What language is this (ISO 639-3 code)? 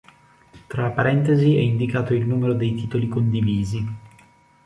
ita